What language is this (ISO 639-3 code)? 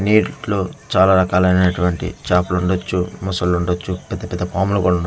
tel